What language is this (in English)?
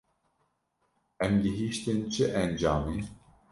Kurdish